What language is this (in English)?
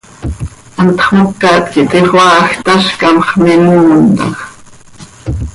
Seri